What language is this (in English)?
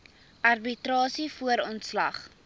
Afrikaans